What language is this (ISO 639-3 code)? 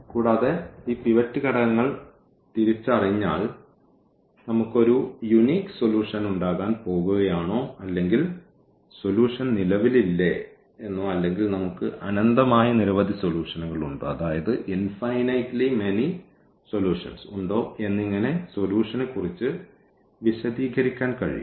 mal